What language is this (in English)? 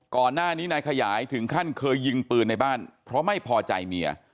Thai